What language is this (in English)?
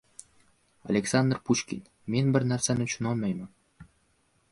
Uzbek